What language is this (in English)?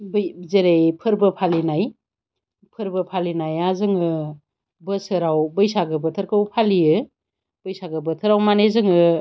Bodo